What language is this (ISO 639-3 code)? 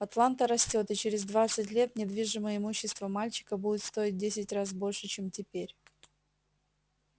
rus